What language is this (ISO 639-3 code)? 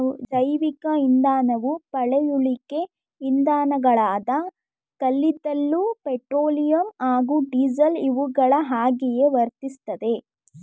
kan